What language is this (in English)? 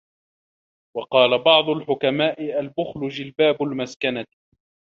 Arabic